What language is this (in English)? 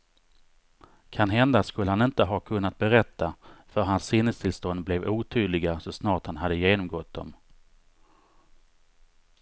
Swedish